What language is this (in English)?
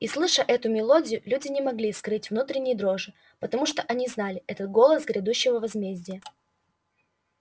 Russian